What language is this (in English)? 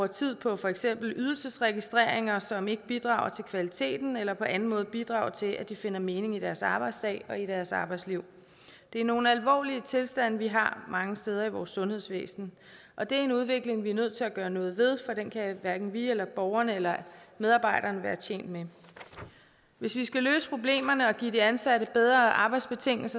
Danish